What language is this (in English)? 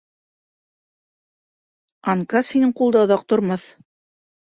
Bashkir